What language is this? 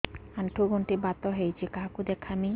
Odia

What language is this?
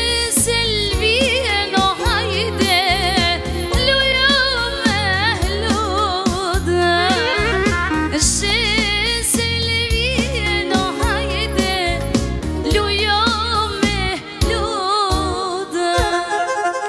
Romanian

